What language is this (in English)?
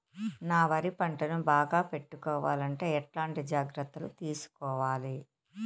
Telugu